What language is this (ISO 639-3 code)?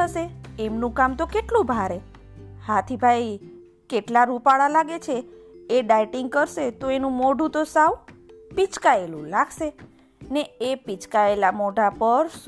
guj